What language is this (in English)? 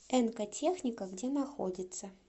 Russian